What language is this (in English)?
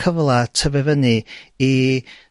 Welsh